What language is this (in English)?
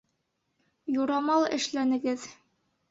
Bashkir